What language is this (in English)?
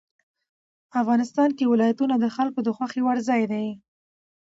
Pashto